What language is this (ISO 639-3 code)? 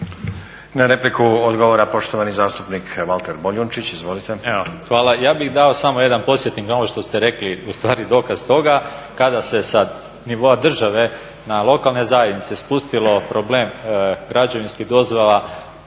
hrv